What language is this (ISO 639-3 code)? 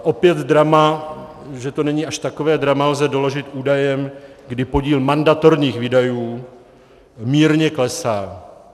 ces